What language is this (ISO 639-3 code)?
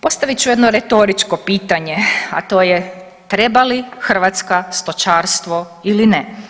hrv